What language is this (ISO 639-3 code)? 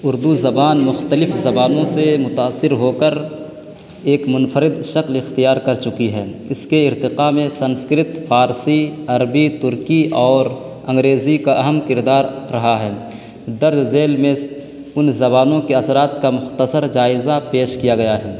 urd